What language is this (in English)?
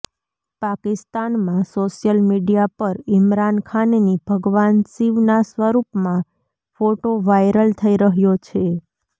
Gujarati